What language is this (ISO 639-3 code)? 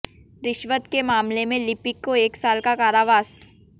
hin